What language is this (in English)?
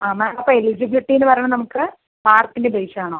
Malayalam